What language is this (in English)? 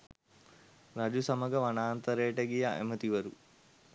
Sinhala